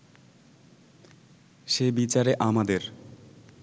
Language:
Bangla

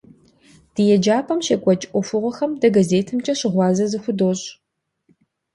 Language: Kabardian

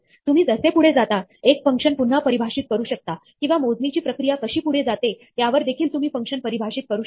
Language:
Marathi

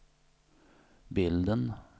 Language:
Swedish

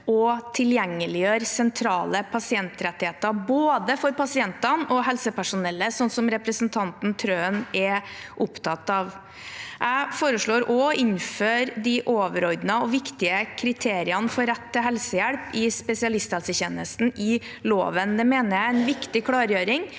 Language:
Norwegian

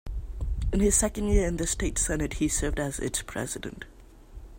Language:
English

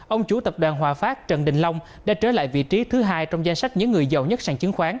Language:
Vietnamese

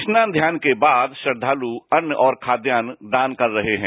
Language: Hindi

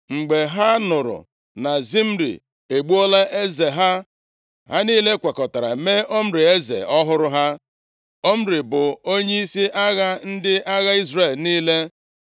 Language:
Igbo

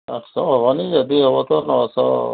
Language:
Odia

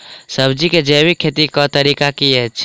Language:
Maithili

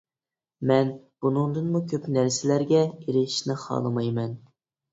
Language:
Uyghur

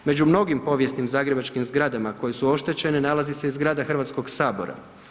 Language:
Croatian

